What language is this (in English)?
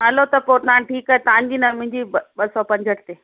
Sindhi